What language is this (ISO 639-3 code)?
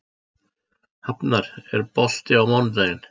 isl